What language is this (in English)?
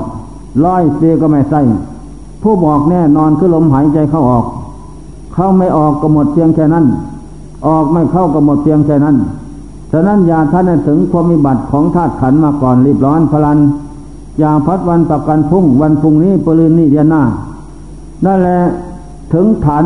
Thai